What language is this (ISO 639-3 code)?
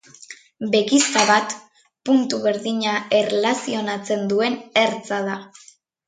eus